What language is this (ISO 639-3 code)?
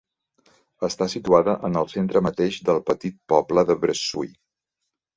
cat